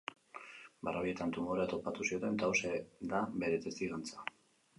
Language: Basque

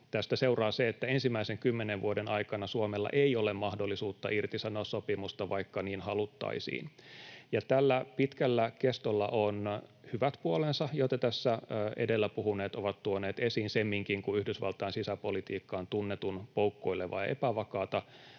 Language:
Finnish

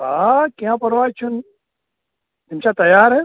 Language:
Kashmiri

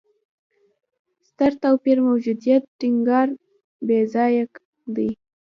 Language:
Pashto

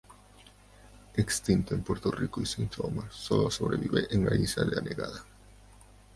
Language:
Spanish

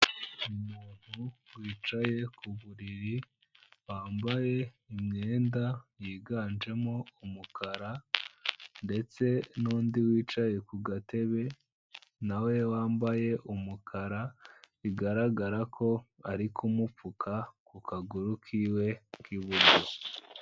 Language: Kinyarwanda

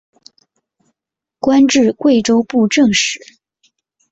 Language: Chinese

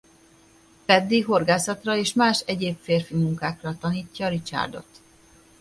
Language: Hungarian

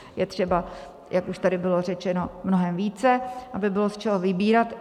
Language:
Czech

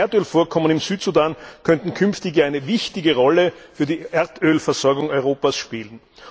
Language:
German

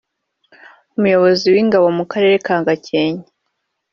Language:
Kinyarwanda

